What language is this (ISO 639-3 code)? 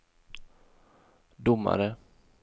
swe